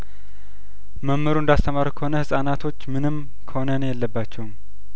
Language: Amharic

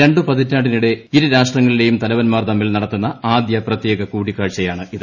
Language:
Malayalam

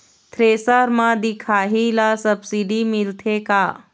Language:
Chhattisgarhi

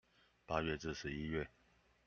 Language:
Chinese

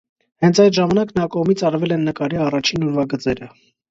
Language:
Armenian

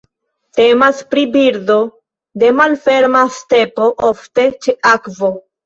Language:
Esperanto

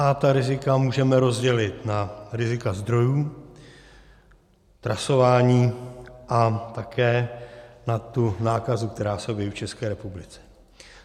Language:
Czech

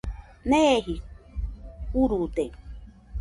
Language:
Nüpode Huitoto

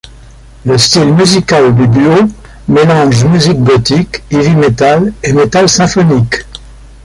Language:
French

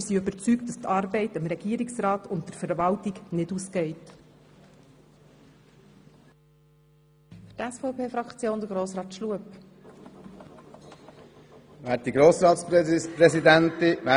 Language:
Swiss German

